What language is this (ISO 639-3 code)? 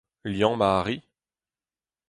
bre